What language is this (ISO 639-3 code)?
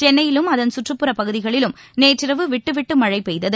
tam